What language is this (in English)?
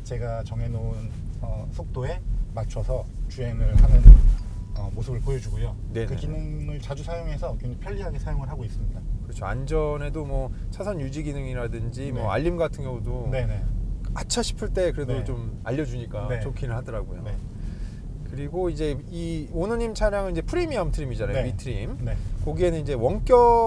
Korean